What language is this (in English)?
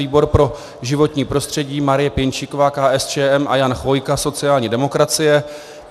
Czech